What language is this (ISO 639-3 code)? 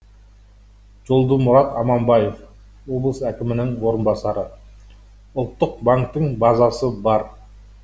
kaz